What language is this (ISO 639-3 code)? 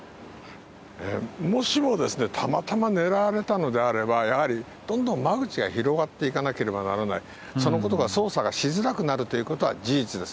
jpn